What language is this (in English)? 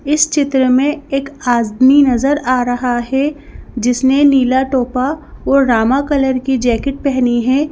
Hindi